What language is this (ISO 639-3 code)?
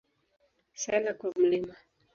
swa